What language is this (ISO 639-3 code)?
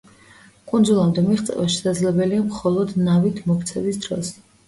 kat